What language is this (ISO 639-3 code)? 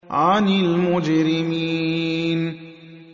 ara